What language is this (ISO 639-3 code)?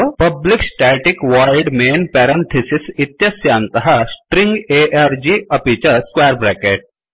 san